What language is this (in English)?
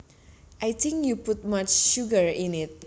Javanese